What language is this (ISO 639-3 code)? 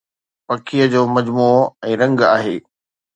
snd